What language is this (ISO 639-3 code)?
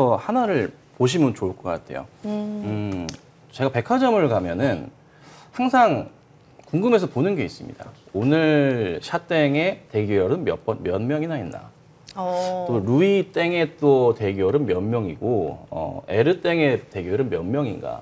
kor